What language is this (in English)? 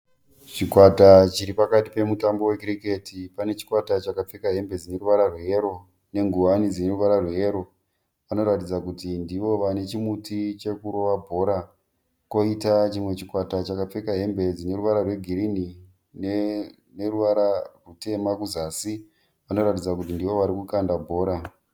Shona